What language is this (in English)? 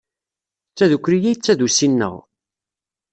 Kabyle